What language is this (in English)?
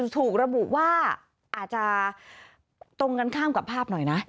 Thai